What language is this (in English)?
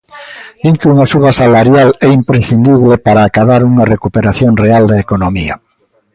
Galician